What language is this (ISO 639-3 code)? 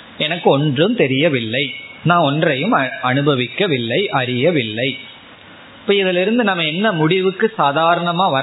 tam